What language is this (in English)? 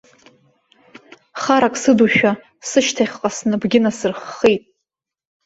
Abkhazian